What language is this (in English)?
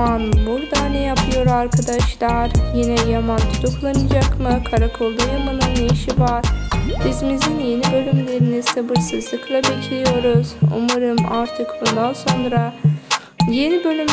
Turkish